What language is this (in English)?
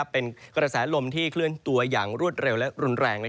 Thai